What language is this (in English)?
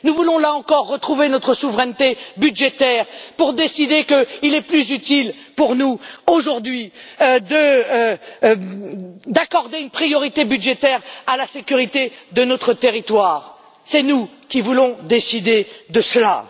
French